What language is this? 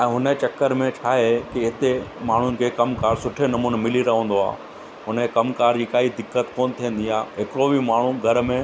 Sindhi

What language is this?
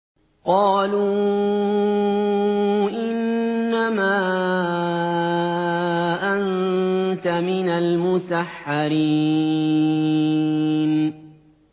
Arabic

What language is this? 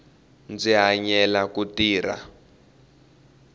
Tsonga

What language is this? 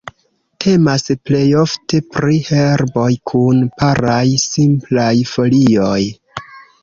Esperanto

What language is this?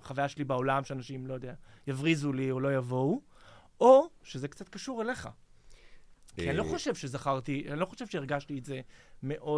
Hebrew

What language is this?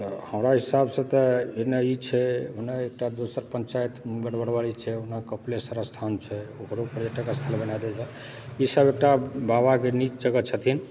Maithili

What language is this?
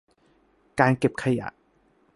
Thai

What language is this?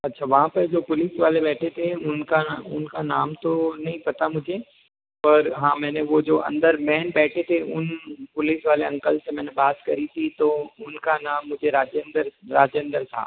Hindi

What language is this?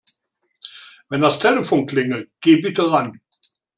German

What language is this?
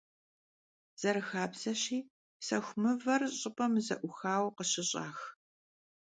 Kabardian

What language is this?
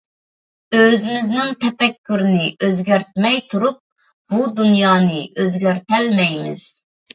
Uyghur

